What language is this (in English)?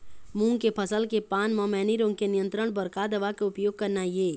Chhattisgarhi